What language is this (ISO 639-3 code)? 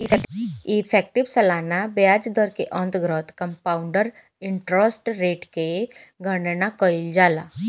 bho